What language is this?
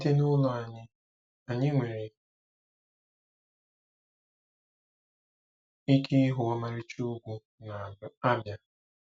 Igbo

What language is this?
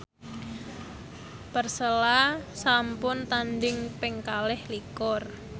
Javanese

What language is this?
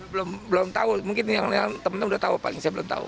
Indonesian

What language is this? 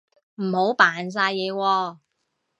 Cantonese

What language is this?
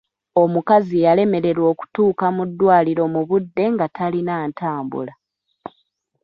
Ganda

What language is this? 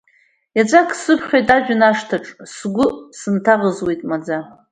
Abkhazian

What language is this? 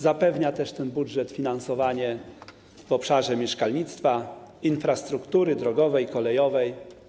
Polish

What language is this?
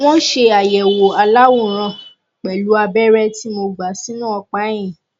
Yoruba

